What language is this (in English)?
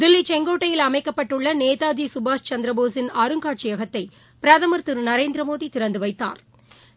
Tamil